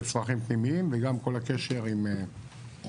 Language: Hebrew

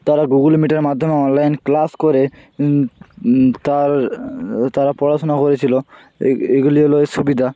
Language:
Bangla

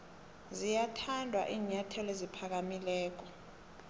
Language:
South Ndebele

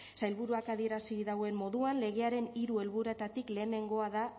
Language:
Basque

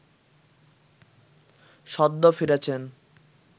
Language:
Bangla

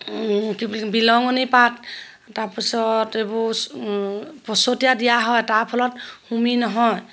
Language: Assamese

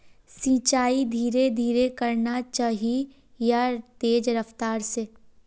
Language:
Magahi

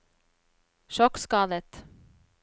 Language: Norwegian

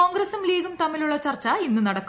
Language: Malayalam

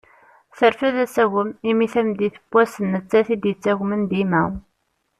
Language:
Kabyle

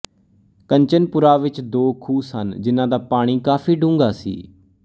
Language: Punjabi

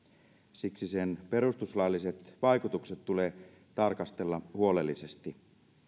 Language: Finnish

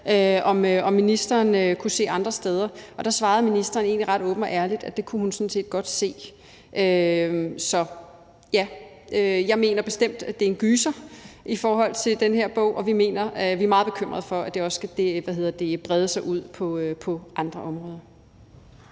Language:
Danish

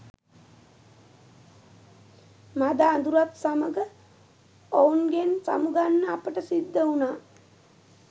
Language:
Sinhala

